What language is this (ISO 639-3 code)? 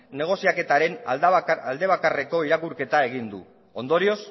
eus